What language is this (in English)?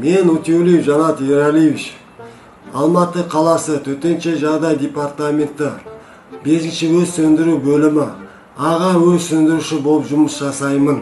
Turkish